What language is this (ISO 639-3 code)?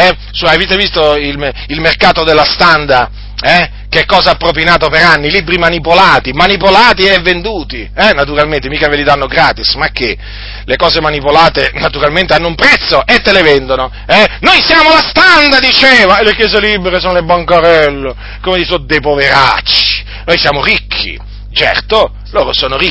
ita